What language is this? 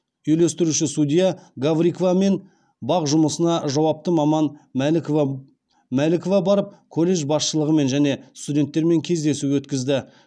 Kazakh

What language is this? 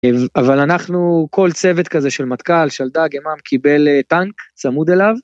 Hebrew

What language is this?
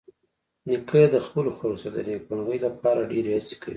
Pashto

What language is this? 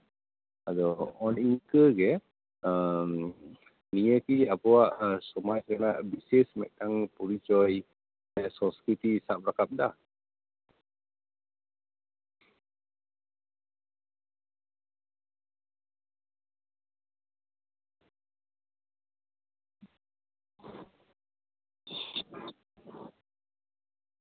Santali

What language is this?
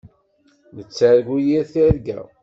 Kabyle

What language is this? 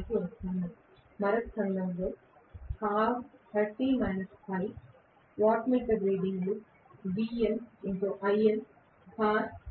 Telugu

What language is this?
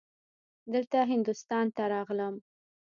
Pashto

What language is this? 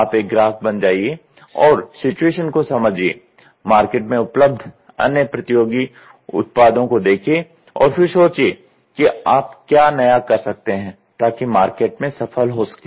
Hindi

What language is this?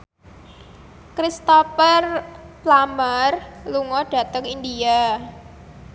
Javanese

